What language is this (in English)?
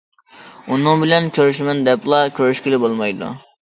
Uyghur